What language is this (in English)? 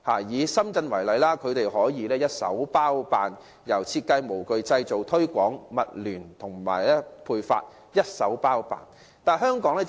Cantonese